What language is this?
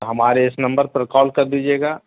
Urdu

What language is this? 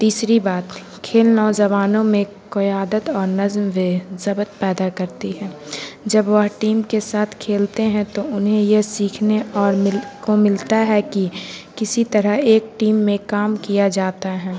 Urdu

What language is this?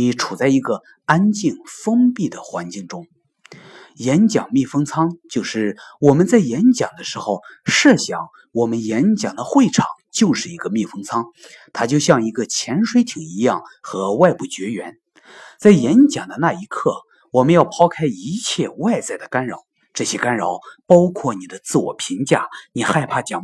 Chinese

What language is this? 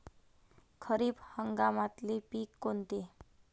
Marathi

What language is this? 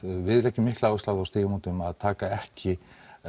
Icelandic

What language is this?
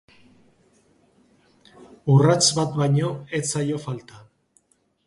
Basque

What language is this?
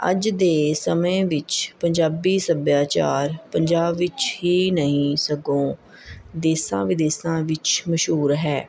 Punjabi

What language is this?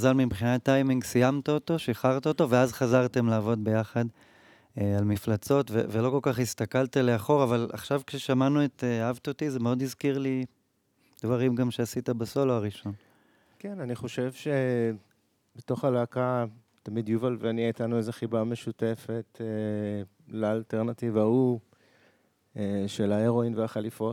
Hebrew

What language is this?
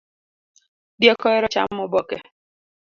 Luo (Kenya and Tanzania)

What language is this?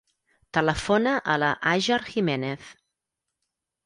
Catalan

